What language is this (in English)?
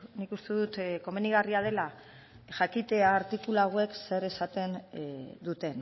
Basque